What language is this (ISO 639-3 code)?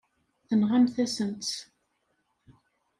kab